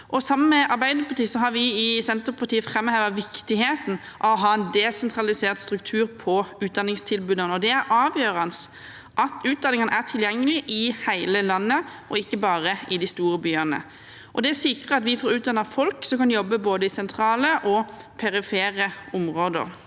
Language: Norwegian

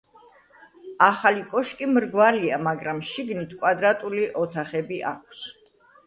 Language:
Georgian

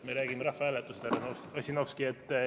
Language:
Estonian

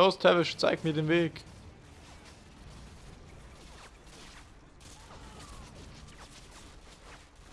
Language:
German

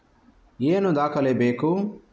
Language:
Kannada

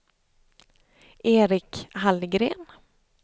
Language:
Swedish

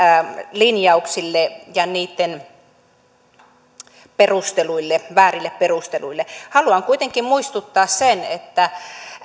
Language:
Finnish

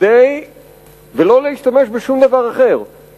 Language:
Hebrew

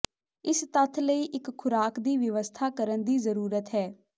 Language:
Punjabi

